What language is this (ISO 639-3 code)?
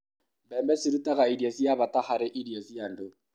kik